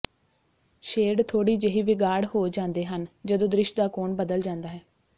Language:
Punjabi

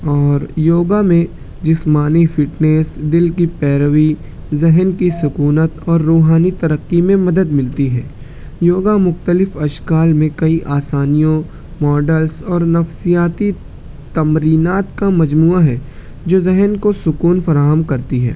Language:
Urdu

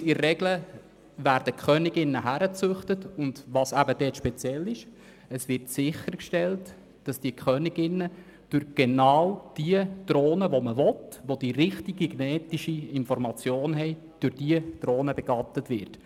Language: Swiss German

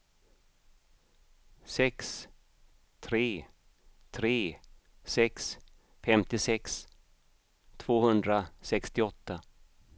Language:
Swedish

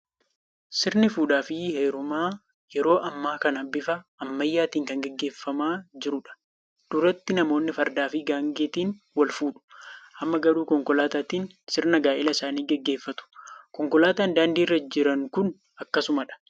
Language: Oromo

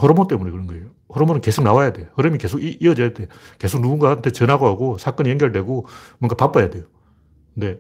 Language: Korean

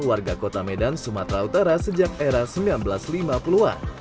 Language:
Indonesian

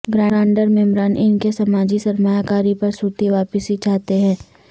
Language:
Urdu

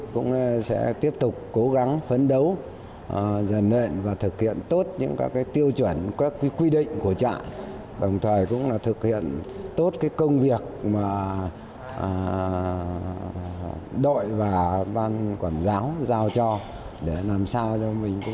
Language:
Vietnamese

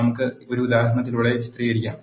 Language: Malayalam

